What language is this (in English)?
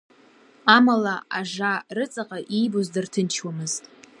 Abkhazian